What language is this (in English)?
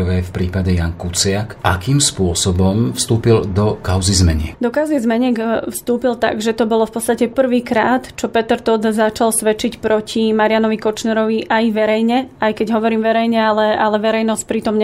Slovak